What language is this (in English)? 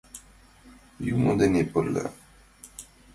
Mari